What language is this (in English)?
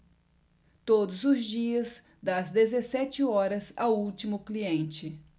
Portuguese